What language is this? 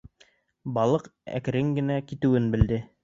Bashkir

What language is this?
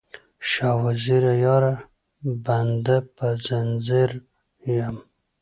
Pashto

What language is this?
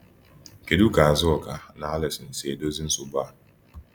Igbo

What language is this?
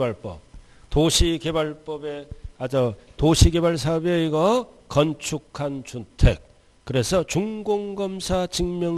Korean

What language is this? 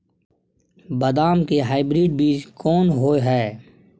Maithili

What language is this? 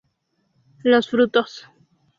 Spanish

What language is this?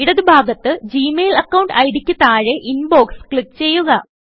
Malayalam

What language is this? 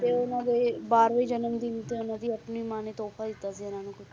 Punjabi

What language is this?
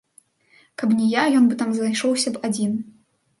Belarusian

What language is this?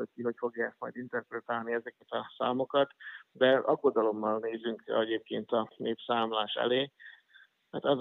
Hungarian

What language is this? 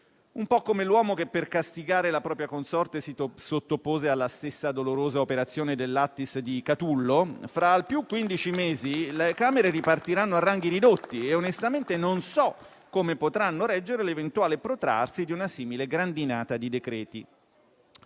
Italian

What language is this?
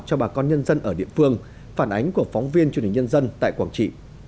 Vietnamese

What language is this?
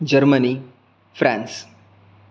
Sanskrit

